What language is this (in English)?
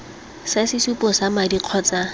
Tswana